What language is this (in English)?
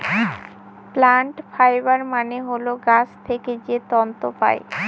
Bangla